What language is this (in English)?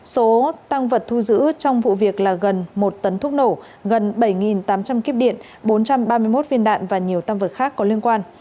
Vietnamese